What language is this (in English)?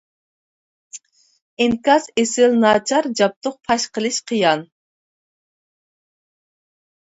Uyghur